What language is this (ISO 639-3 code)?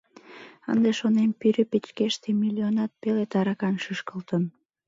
chm